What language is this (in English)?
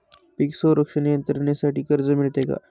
Marathi